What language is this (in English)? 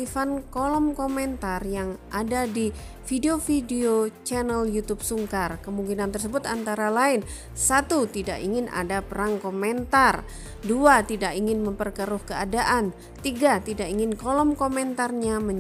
Indonesian